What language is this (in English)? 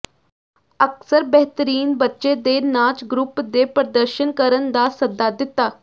Punjabi